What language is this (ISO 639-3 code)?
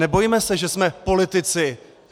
ces